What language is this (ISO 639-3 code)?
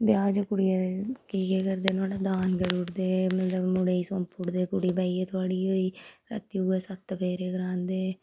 doi